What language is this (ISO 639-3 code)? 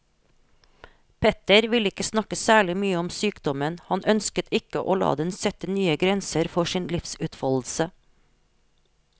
nor